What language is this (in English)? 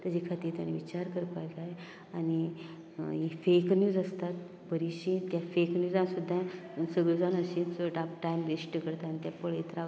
Konkani